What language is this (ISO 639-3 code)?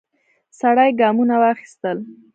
pus